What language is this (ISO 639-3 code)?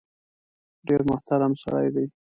pus